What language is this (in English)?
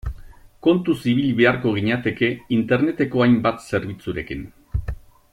Basque